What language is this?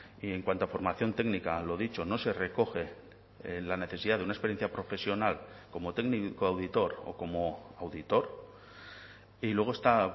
Spanish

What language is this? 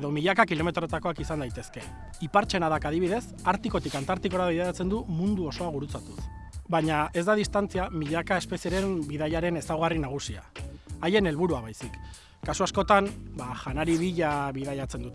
Basque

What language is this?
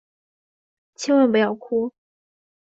Chinese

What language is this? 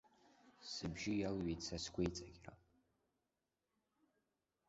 Abkhazian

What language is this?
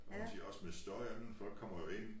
Danish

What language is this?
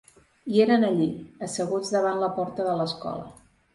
Catalan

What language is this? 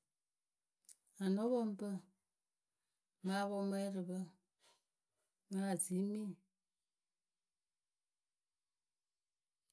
Akebu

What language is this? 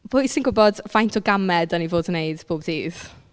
Welsh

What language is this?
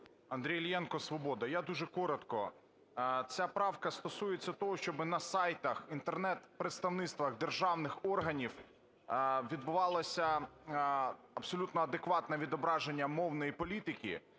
Ukrainian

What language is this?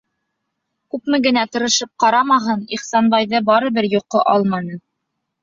Bashkir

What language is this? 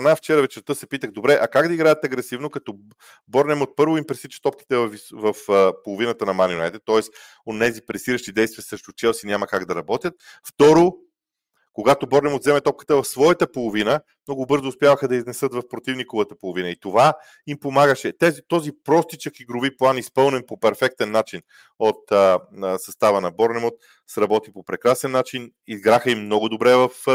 Bulgarian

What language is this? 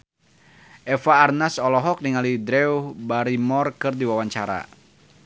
Sundanese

